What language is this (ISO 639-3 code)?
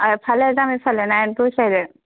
asm